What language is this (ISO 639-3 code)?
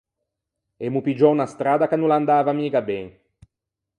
lij